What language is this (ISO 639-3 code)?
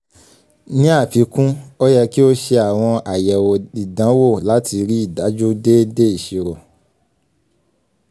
yor